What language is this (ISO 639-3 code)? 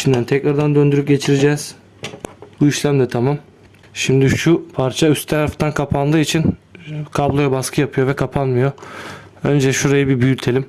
tur